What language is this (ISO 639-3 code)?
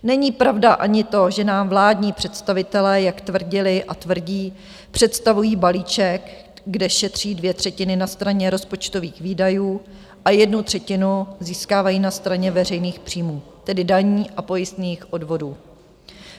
ces